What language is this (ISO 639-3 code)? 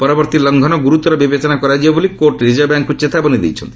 ori